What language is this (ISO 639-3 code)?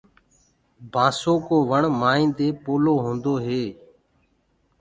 ggg